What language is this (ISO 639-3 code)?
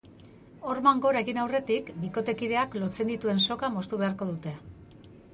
eus